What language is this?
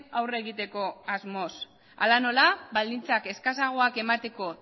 Basque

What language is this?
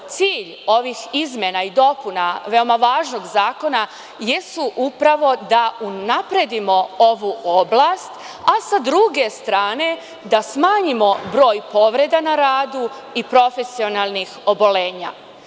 Serbian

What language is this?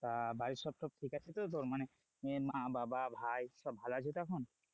Bangla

